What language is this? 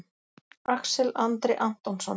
Icelandic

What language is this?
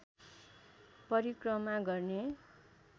Nepali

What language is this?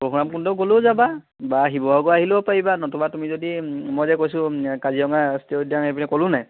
Assamese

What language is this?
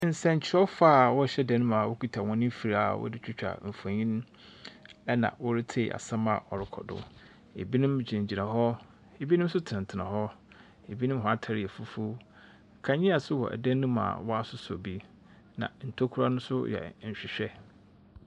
Akan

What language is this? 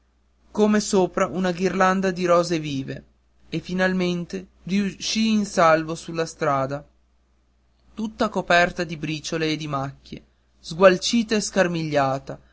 Italian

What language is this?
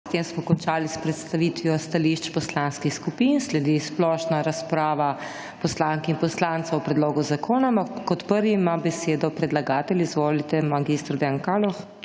Slovenian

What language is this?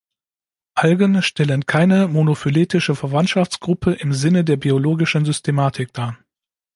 German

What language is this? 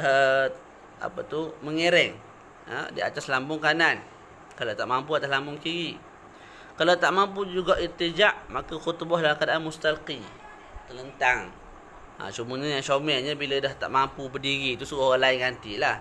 Malay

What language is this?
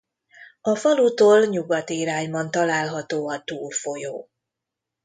Hungarian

